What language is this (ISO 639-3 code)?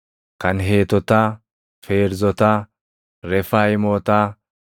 orm